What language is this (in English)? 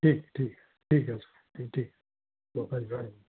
Sindhi